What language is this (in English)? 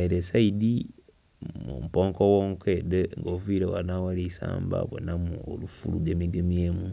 Soga